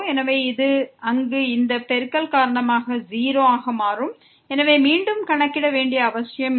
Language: Tamil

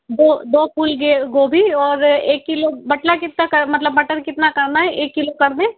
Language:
Hindi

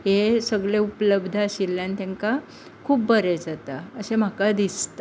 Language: Konkani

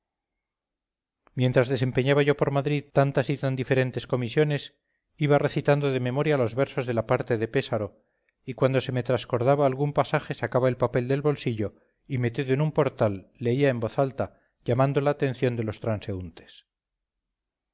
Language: Spanish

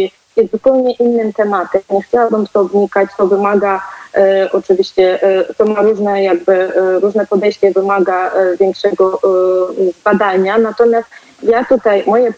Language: Polish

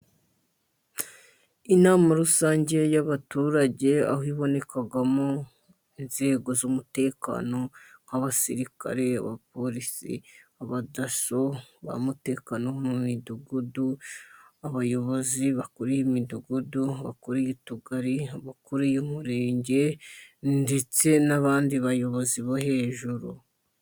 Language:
Kinyarwanda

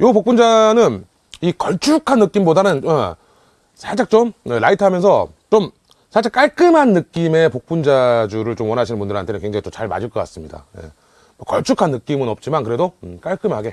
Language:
Korean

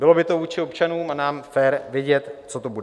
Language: Czech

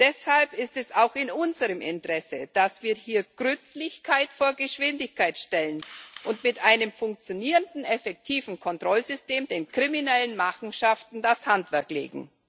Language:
German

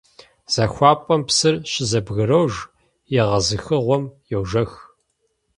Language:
Kabardian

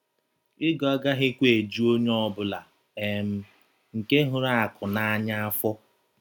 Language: Igbo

